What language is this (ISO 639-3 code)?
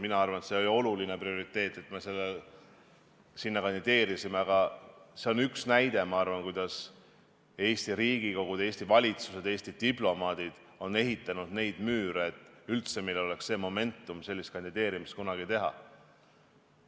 est